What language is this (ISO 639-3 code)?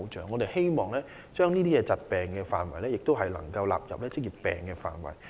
yue